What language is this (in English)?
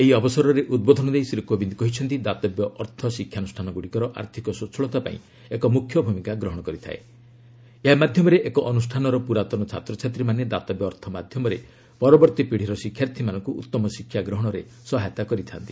Odia